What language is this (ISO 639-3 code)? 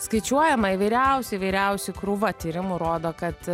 lit